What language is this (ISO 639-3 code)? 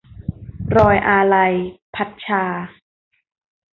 tha